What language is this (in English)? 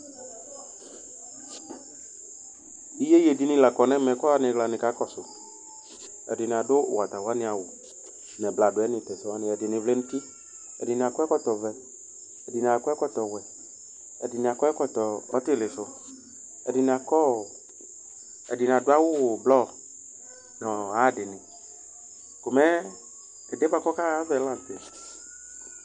Ikposo